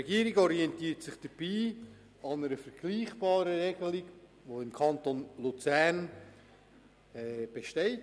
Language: Swiss German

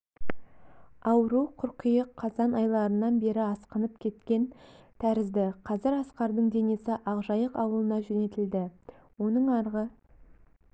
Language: Kazakh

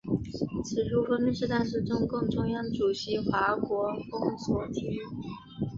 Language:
Chinese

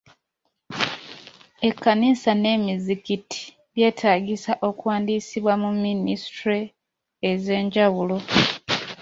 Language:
Ganda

